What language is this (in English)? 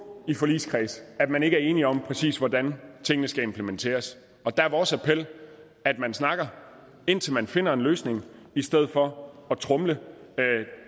Danish